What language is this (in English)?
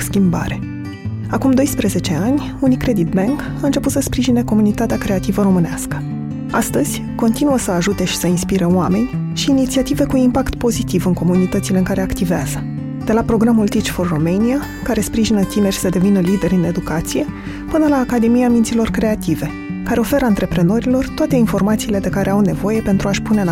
Romanian